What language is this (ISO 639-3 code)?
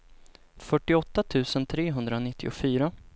swe